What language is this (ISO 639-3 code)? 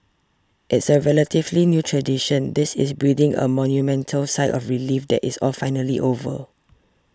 eng